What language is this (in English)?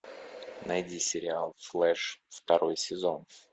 Russian